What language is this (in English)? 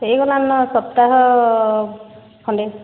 Odia